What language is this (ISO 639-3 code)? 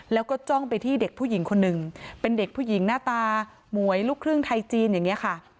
tha